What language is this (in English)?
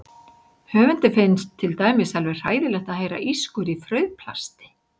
Icelandic